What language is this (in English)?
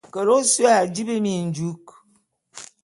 Bulu